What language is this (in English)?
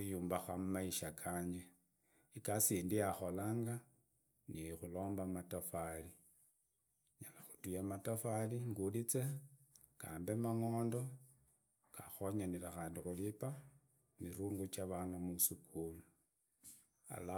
Idakho-Isukha-Tiriki